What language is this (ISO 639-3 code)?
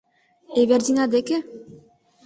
chm